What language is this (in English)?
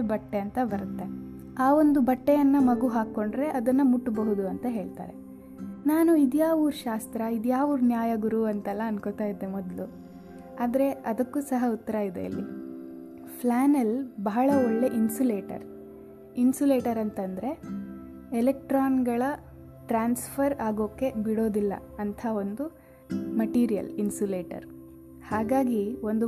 Kannada